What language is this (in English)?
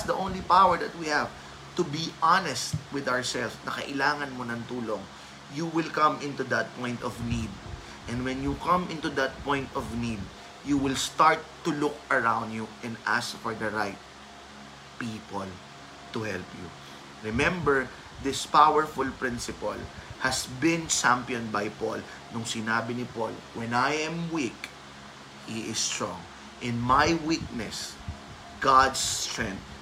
Filipino